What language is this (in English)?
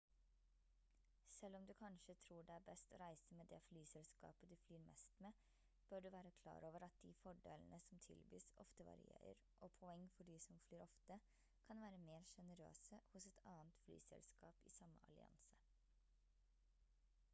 Norwegian Bokmål